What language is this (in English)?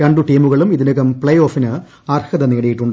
Malayalam